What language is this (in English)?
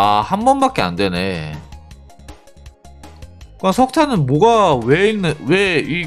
Korean